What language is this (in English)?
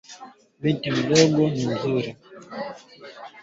Swahili